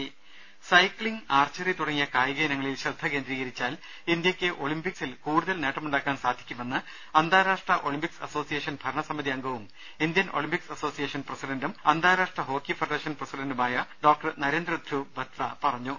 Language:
Malayalam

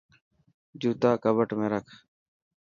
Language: Dhatki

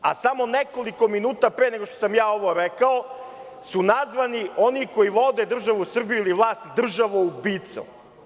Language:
Serbian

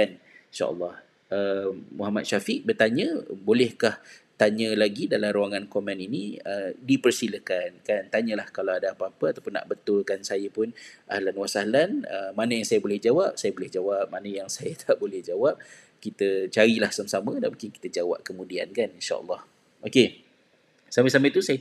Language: Malay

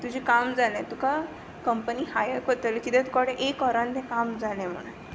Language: Konkani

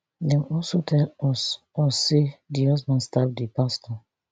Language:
Nigerian Pidgin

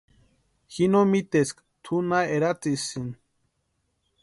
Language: Western Highland Purepecha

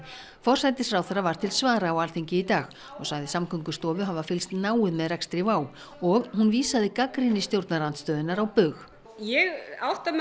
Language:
Icelandic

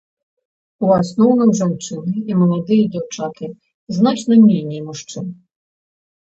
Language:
Belarusian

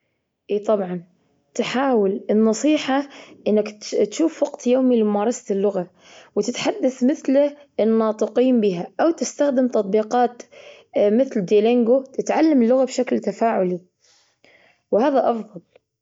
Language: Gulf Arabic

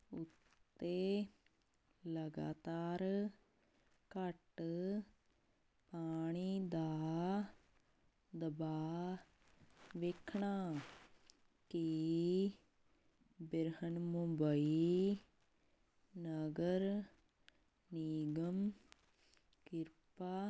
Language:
Punjabi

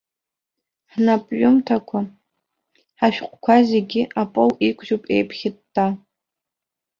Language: Abkhazian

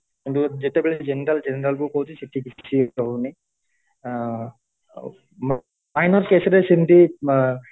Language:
Odia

